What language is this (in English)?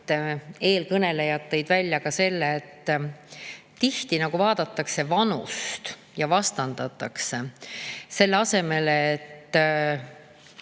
Estonian